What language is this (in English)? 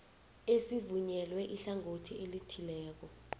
South Ndebele